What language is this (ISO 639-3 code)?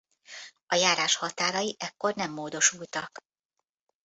hun